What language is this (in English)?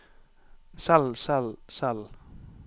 Norwegian